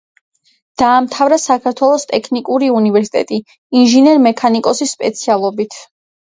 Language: Georgian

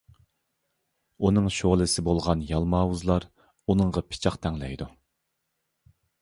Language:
Uyghur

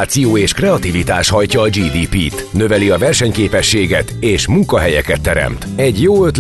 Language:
Hungarian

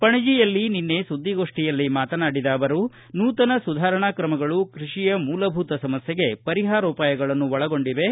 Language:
Kannada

